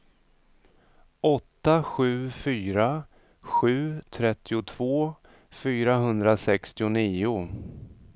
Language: Swedish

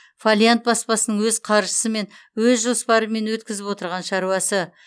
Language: Kazakh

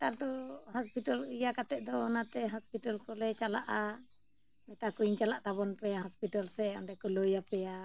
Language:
Santali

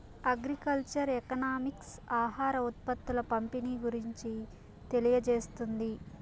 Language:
Telugu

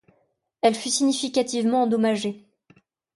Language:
French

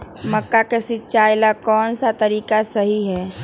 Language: Magahi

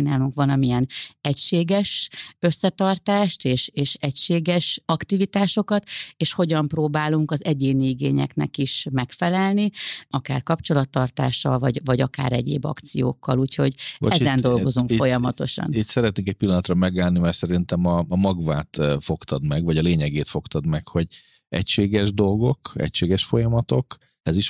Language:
Hungarian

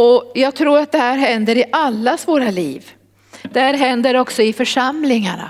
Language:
Swedish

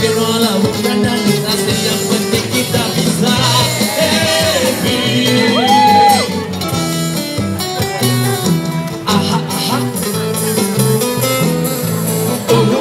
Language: Portuguese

